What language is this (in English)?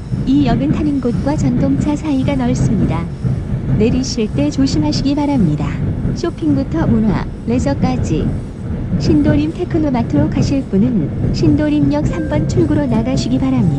Korean